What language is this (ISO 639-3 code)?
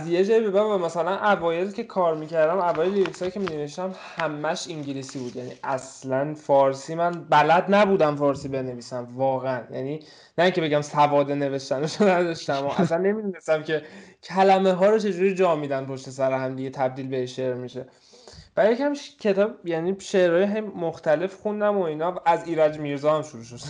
fas